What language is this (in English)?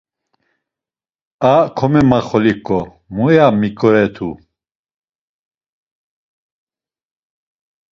Laz